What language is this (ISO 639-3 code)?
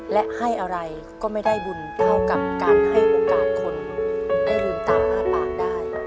tha